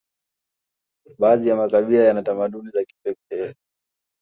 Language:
Swahili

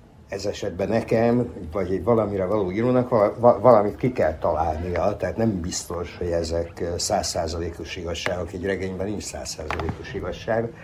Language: Hungarian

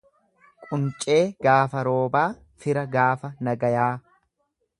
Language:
Oromo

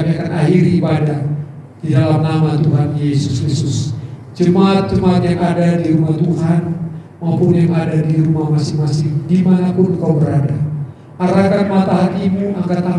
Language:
Indonesian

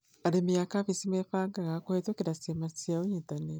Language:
Kikuyu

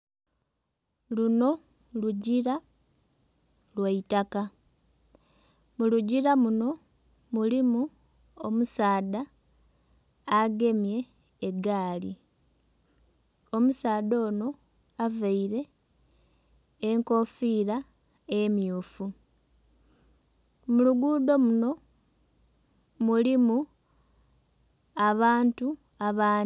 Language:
Soga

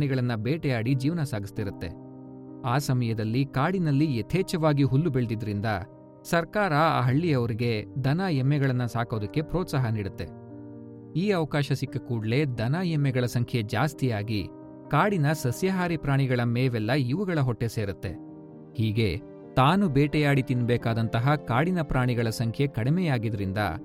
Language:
Kannada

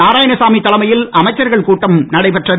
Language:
Tamil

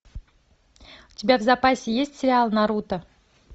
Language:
Russian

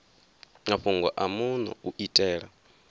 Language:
Venda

